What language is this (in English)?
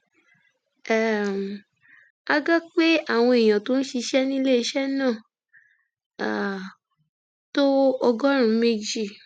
Yoruba